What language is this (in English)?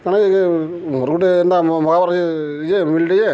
Odia